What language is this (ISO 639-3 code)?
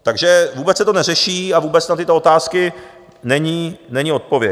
ces